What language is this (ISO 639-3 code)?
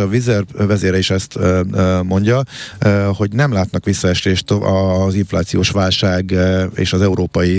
hun